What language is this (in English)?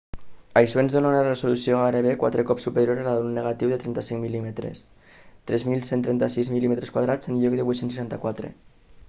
Catalan